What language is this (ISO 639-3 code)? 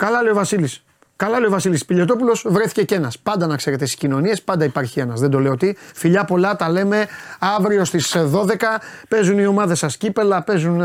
ell